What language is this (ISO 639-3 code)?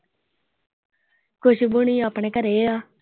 pan